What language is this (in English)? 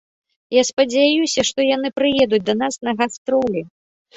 Belarusian